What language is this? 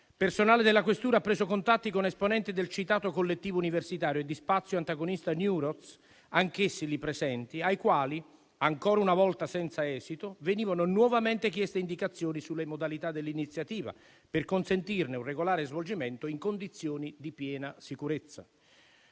Italian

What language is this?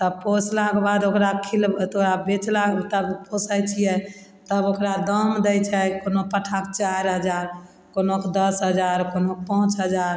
Maithili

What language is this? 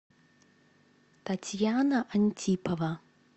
Russian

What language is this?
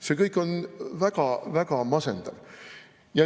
Estonian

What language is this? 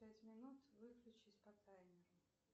Russian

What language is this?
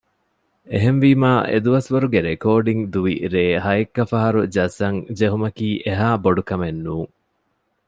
Divehi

